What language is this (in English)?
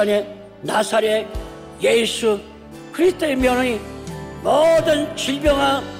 Korean